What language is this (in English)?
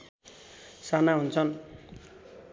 Nepali